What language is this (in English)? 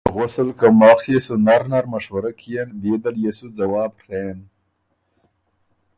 Ormuri